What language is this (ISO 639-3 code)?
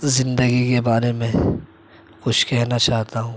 urd